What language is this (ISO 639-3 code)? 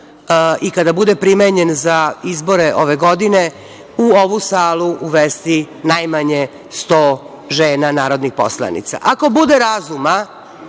srp